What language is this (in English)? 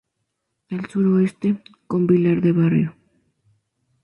Spanish